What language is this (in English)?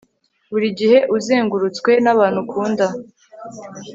Kinyarwanda